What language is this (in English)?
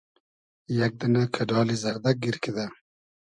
Hazaragi